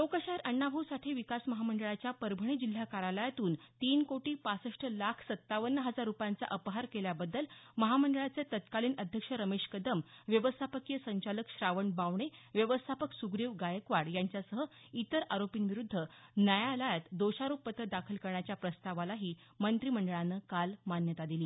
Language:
Marathi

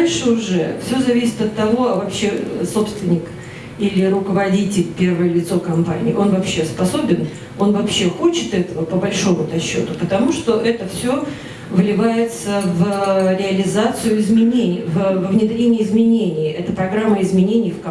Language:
Russian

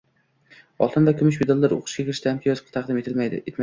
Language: Uzbek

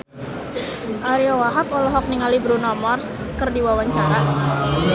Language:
Sundanese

